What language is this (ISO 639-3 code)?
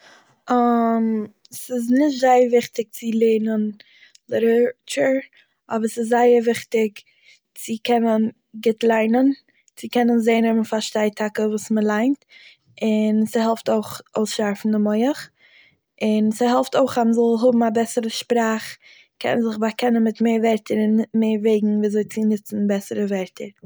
yid